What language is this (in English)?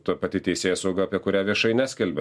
Lithuanian